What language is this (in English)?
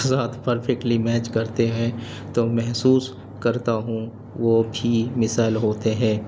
Urdu